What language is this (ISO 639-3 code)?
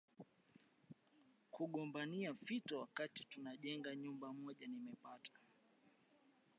swa